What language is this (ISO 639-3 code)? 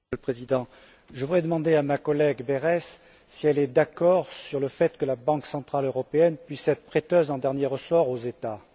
fra